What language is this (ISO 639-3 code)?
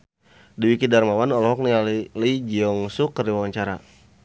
sun